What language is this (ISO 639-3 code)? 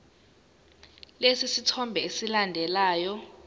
zul